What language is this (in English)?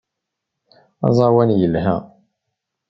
Kabyle